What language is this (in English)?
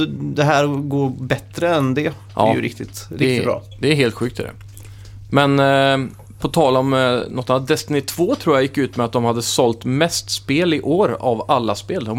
Swedish